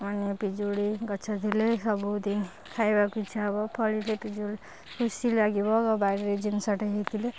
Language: Odia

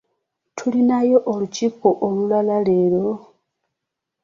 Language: Ganda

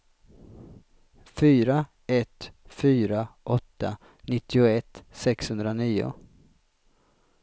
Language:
Swedish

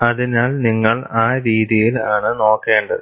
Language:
Malayalam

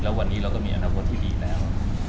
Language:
Thai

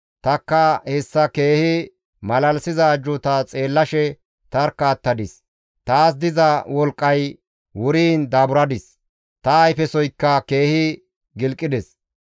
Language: Gamo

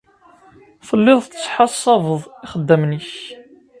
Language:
Kabyle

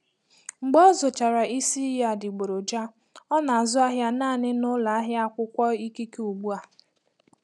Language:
Igbo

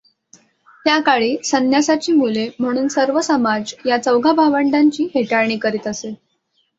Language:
Marathi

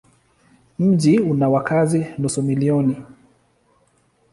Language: Swahili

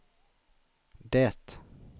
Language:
Swedish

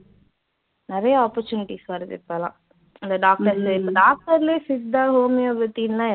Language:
Tamil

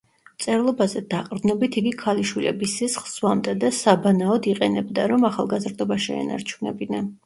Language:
Georgian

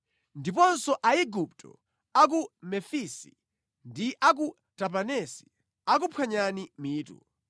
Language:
Nyanja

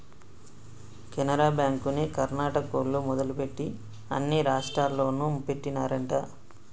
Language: Telugu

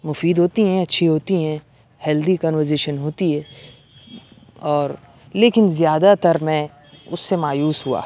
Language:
Urdu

